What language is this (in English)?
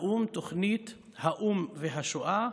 Hebrew